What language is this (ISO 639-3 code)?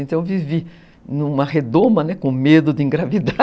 por